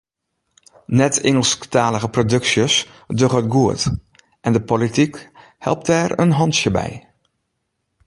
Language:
Western Frisian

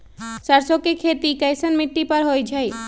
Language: Magahi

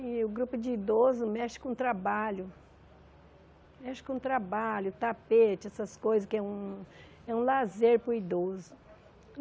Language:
Portuguese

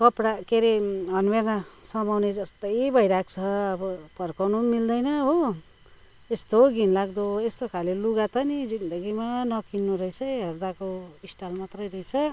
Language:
Nepali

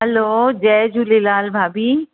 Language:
Sindhi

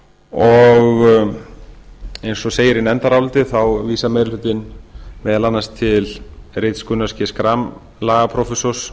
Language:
Icelandic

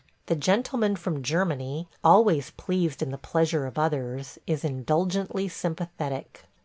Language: English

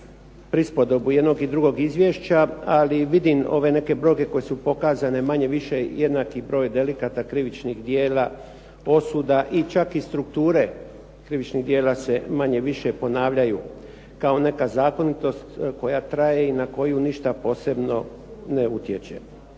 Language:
Croatian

